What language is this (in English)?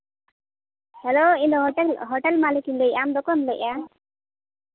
Santali